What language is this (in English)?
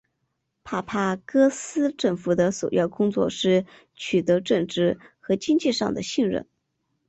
Chinese